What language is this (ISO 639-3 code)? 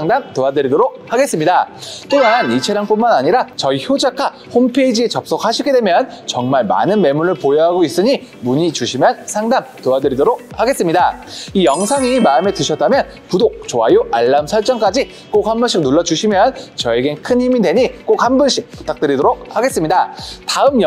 kor